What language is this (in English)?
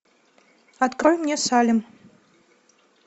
Russian